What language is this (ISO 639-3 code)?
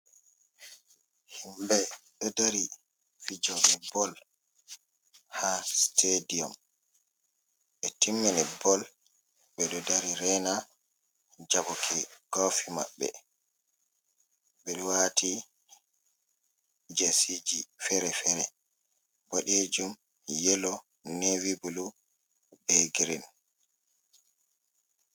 ful